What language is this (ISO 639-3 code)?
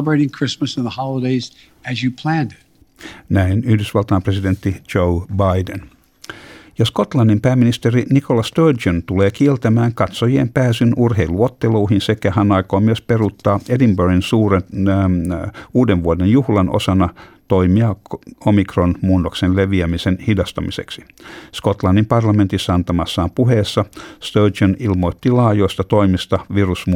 fin